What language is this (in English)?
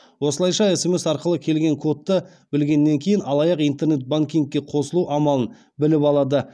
Kazakh